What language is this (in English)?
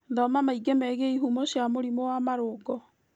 Kikuyu